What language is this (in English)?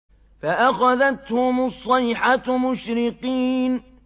Arabic